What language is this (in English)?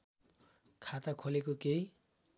Nepali